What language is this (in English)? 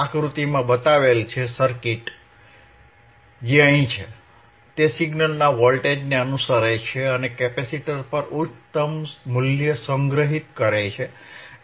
Gujarati